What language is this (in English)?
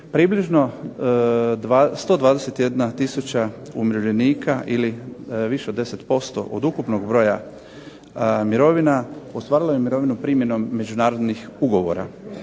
Croatian